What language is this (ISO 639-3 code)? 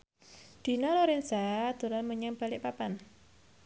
jav